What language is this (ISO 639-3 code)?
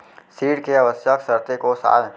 hne